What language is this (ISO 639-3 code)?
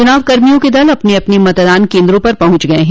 hin